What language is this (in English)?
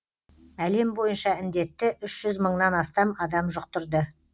Kazakh